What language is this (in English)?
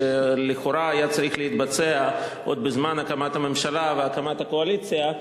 Hebrew